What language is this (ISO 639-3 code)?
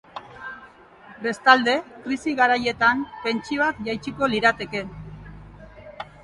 eus